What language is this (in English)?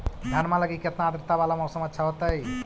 Magahi